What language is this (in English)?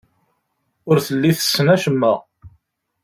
Kabyle